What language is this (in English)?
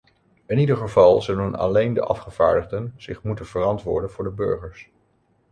Dutch